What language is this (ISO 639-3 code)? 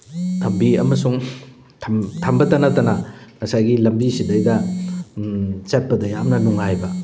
mni